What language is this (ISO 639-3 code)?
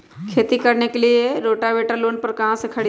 mag